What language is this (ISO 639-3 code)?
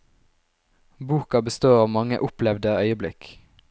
nor